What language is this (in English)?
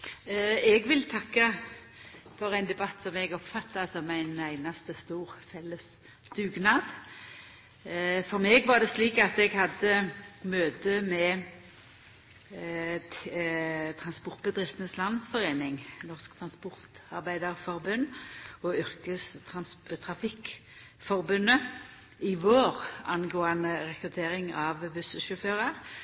Norwegian Nynorsk